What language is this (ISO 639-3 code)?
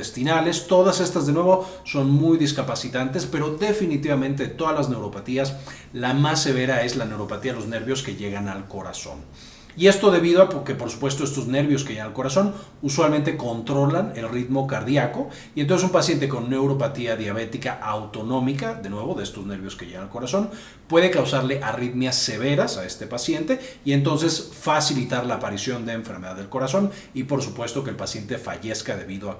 spa